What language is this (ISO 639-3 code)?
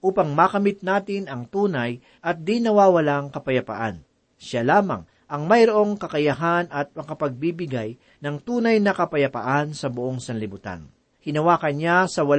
fil